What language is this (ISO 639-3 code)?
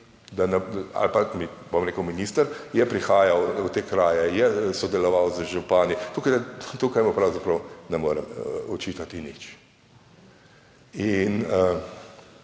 slv